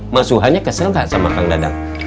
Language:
Indonesian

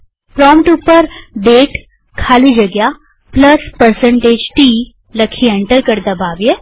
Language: Gujarati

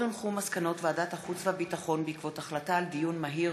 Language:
Hebrew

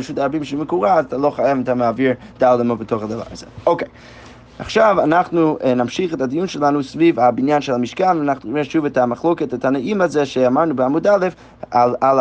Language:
Hebrew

